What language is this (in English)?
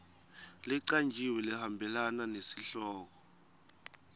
Swati